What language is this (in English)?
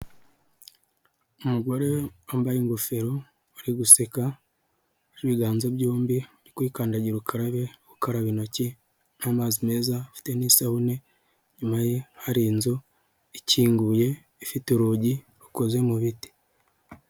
Kinyarwanda